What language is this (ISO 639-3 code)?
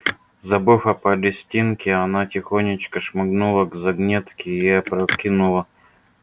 rus